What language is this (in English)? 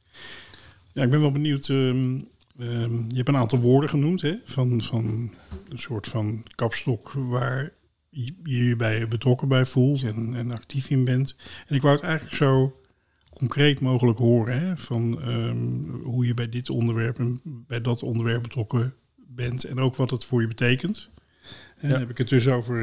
Dutch